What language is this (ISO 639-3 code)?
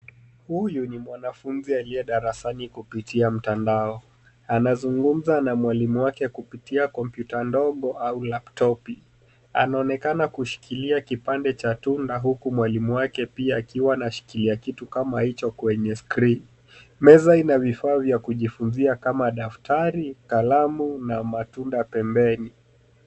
swa